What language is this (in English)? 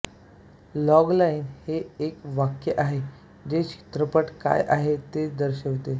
Marathi